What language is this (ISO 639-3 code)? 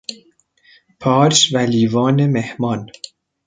fas